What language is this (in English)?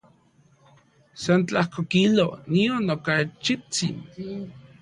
Central Puebla Nahuatl